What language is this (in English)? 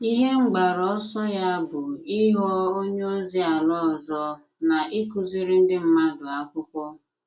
Igbo